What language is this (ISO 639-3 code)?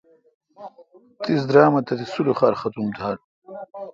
xka